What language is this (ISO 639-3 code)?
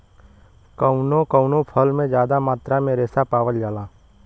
bho